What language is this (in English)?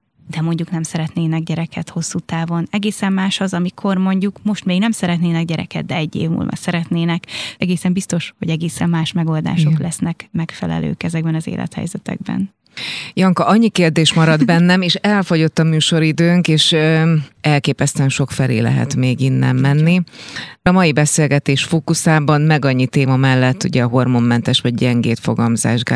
Hungarian